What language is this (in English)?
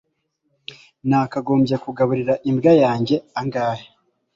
Kinyarwanda